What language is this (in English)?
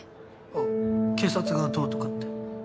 Japanese